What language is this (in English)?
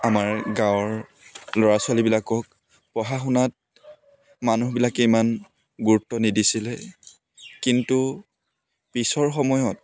Assamese